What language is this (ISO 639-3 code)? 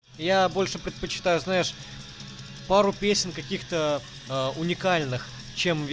rus